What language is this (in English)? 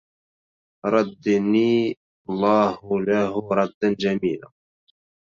Arabic